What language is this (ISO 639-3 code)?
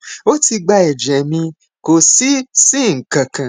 yor